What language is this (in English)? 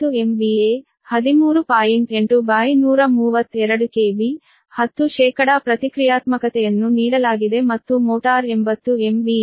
Kannada